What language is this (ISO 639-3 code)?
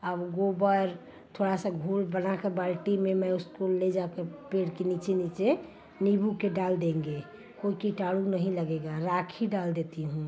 hin